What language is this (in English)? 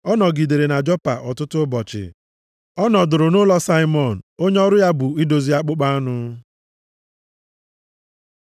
Igbo